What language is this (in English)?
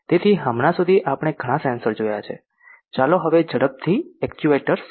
Gujarati